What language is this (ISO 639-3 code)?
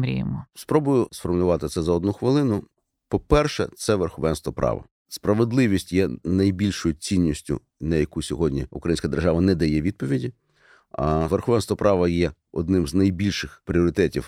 ukr